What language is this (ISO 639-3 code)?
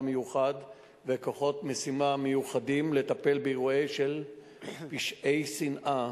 heb